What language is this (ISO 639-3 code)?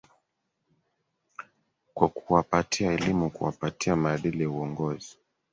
swa